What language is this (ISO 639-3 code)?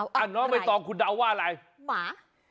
tha